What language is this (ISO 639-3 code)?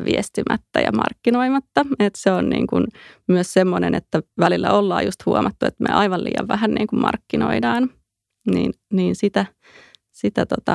fin